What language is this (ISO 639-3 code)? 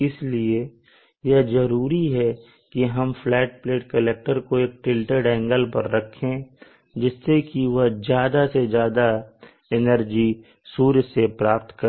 hin